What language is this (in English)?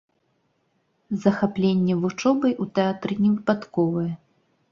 Belarusian